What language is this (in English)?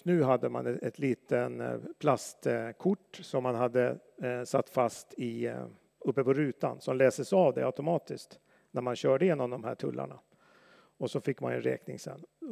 Swedish